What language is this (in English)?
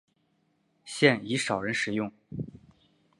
Chinese